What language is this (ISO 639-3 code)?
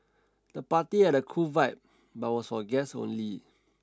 eng